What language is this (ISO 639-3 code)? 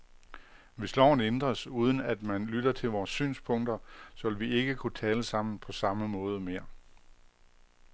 dan